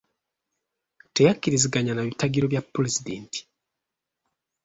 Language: Ganda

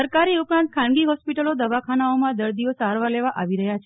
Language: Gujarati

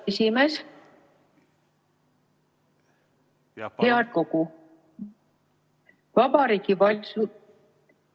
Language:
Estonian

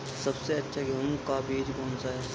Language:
Hindi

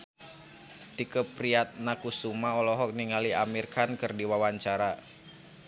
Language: Sundanese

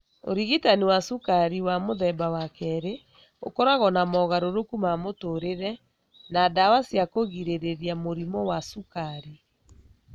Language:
Kikuyu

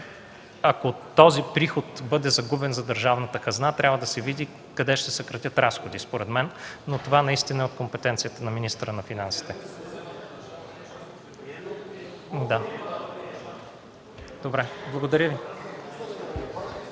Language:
Bulgarian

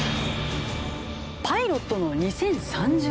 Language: Japanese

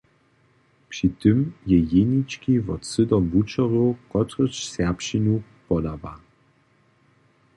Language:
Upper Sorbian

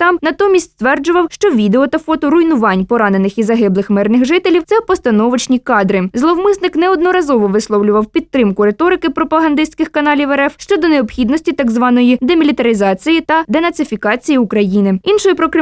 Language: Ukrainian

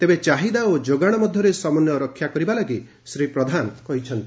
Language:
Odia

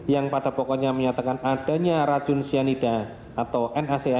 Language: Indonesian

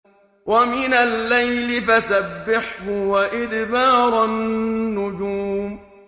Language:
Arabic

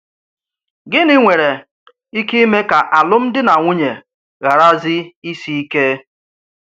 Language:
Igbo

